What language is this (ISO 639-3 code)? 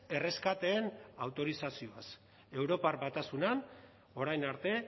eus